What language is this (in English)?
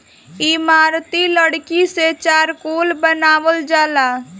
Bhojpuri